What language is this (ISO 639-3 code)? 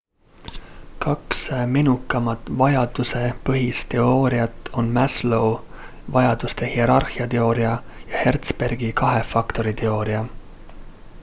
est